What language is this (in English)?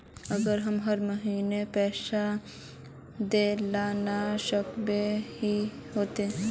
Magahi